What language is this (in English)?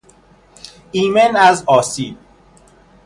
Persian